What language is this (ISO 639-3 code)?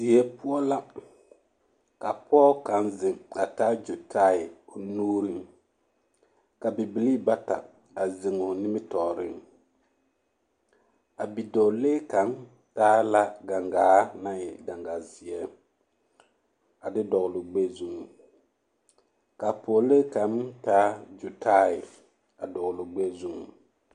dga